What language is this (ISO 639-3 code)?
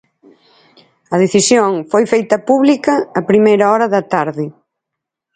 glg